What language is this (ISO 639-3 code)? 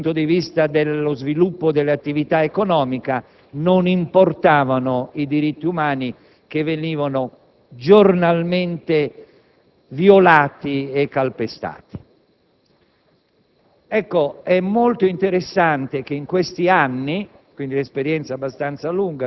ita